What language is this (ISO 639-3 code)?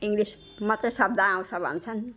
nep